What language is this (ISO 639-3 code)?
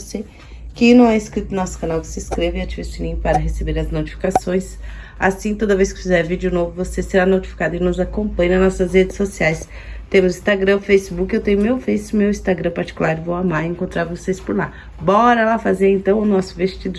por